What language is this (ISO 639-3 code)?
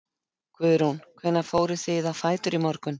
isl